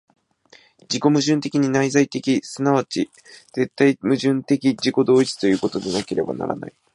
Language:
Japanese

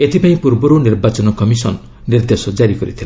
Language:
Odia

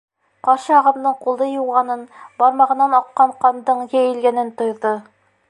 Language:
Bashkir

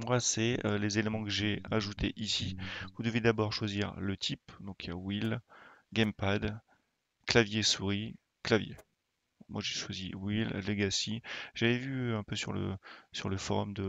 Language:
French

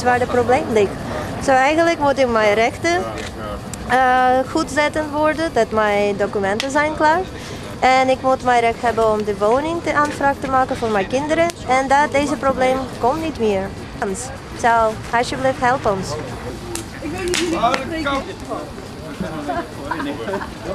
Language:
Dutch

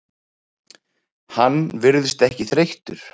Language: Icelandic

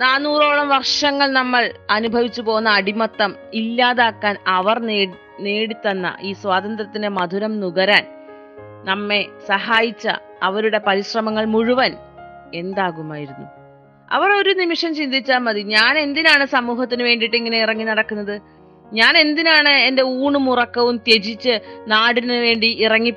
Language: Malayalam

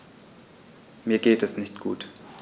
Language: German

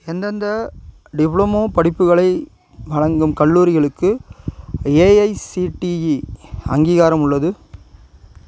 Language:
Tamil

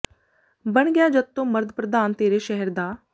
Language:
Punjabi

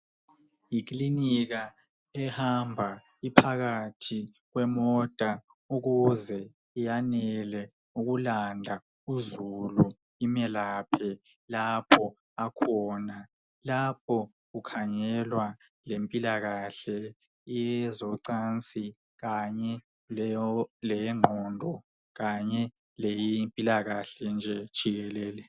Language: North Ndebele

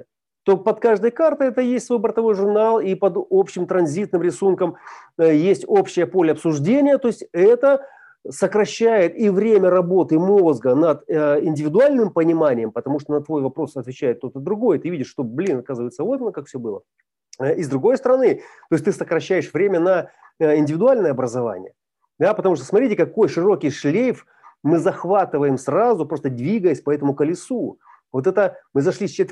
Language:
Russian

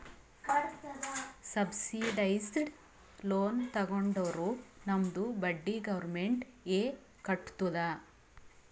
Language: Kannada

